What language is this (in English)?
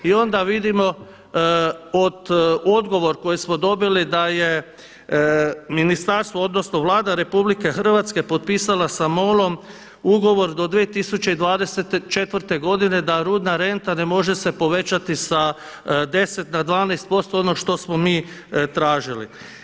Croatian